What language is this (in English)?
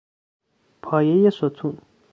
Persian